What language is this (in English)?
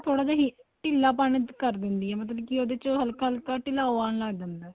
Punjabi